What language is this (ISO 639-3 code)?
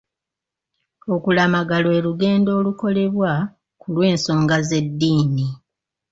lug